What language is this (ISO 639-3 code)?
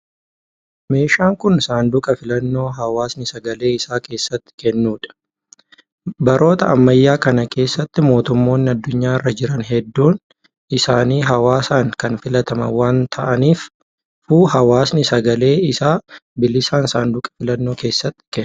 orm